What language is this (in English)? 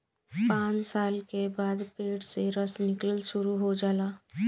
Bhojpuri